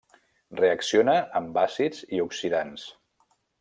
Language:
Catalan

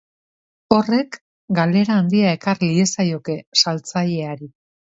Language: Basque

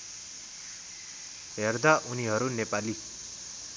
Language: Nepali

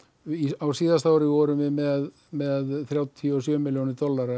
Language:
Icelandic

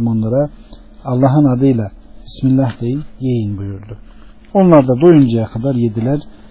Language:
Turkish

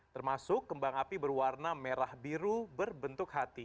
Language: Indonesian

